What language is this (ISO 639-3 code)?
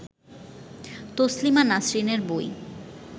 ben